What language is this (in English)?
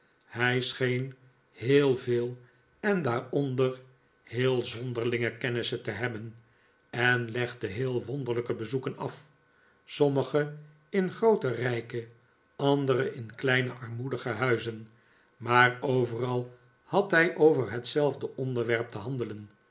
Dutch